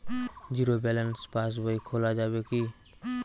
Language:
Bangla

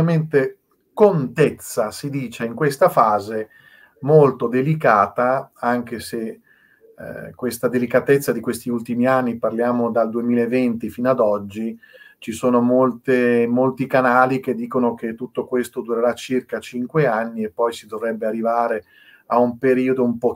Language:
Italian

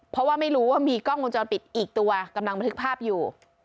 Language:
Thai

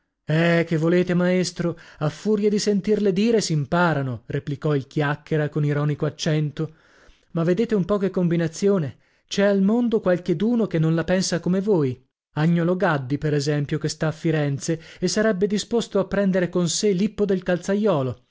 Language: Italian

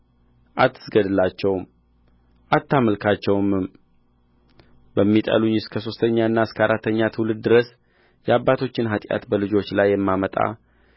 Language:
Amharic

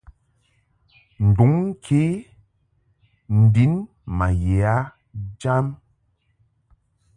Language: Mungaka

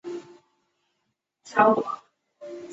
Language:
Chinese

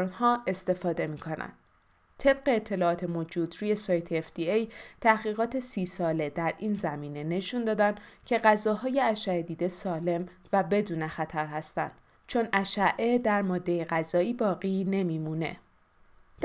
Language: Persian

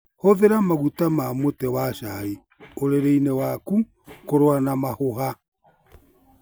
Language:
Kikuyu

